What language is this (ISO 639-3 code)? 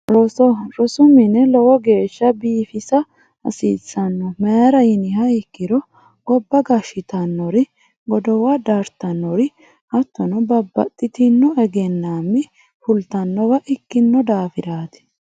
sid